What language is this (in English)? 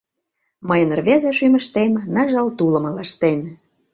Mari